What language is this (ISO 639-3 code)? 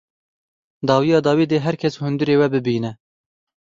kur